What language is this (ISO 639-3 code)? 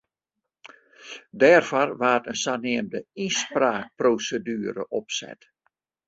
fry